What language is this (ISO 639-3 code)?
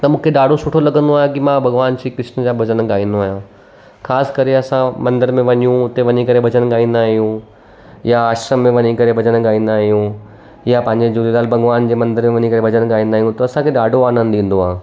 snd